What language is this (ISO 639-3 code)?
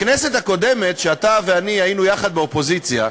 heb